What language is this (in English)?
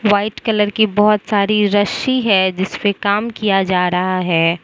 Hindi